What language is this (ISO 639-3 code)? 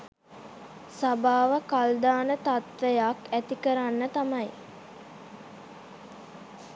sin